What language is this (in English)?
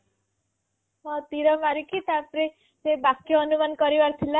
Odia